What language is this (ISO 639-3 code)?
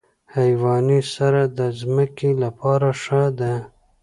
pus